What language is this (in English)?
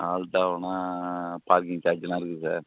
Tamil